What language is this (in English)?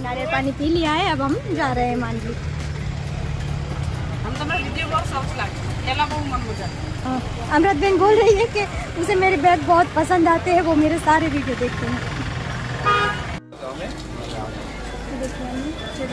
Hindi